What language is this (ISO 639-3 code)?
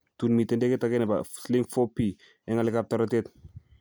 kln